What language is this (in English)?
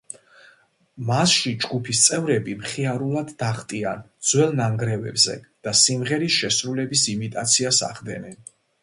Georgian